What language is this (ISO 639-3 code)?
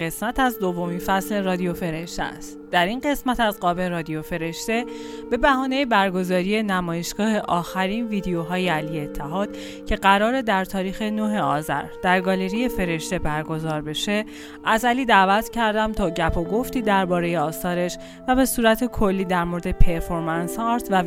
fas